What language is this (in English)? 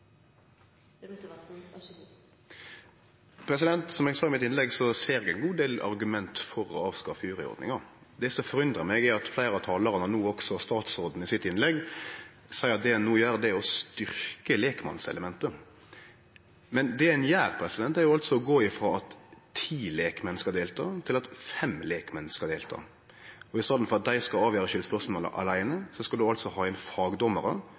Norwegian